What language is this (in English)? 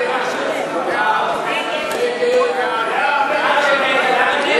Hebrew